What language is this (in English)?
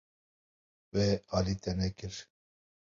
Kurdish